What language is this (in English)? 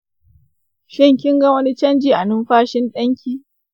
Hausa